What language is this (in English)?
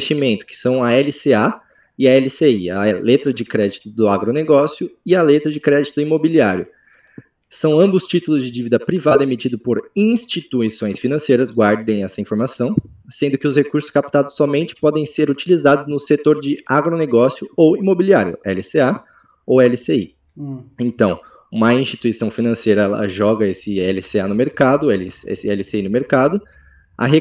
Portuguese